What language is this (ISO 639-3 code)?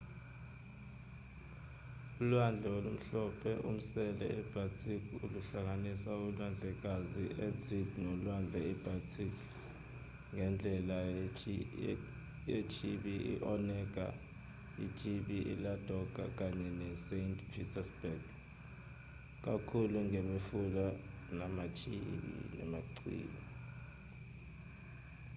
zul